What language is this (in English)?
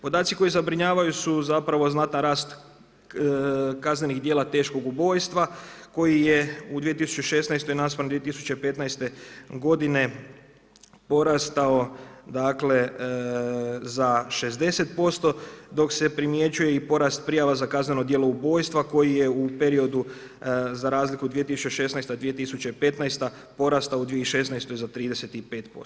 Croatian